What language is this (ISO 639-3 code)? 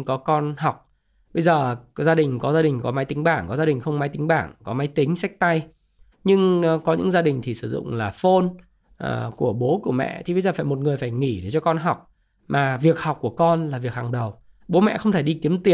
vie